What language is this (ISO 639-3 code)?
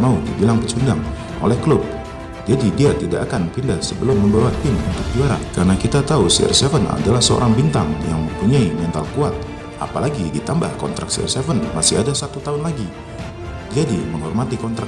ind